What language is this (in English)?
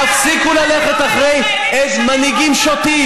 Hebrew